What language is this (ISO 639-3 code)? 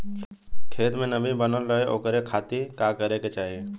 bho